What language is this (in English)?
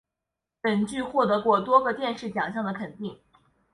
Chinese